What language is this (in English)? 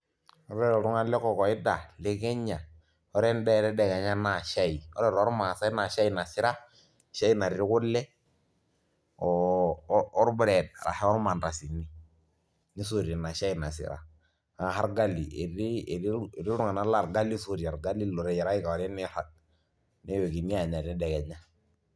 Masai